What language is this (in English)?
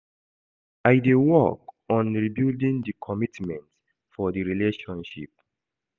Nigerian Pidgin